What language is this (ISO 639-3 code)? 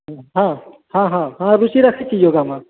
mai